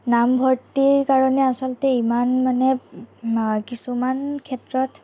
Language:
Assamese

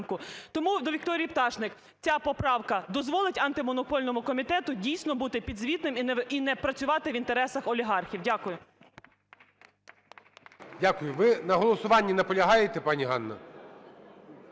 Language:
Ukrainian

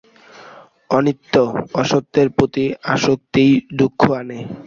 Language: Bangla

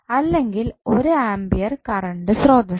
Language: Malayalam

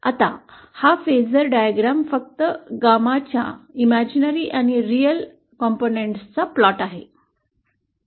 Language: Marathi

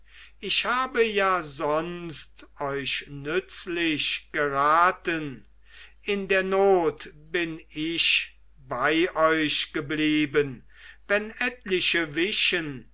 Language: German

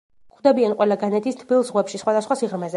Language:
Georgian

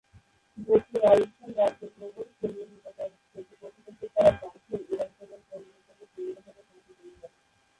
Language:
Bangla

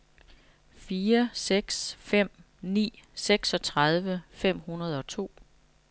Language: Danish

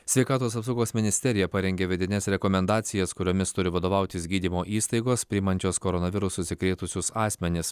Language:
Lithuanian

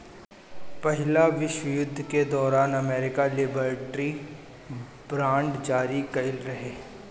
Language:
Bhojpuri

